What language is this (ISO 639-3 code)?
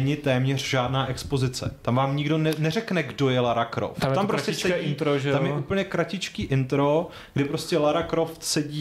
ces